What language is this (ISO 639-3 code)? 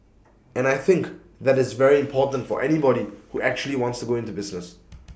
eng